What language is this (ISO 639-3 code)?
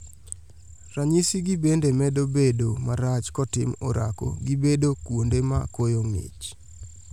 luo